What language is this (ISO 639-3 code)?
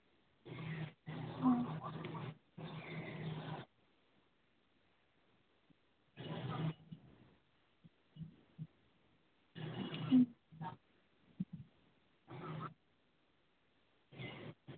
ben